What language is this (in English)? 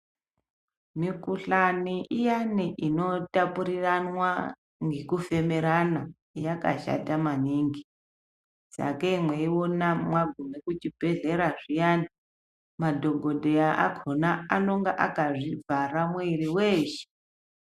Ndau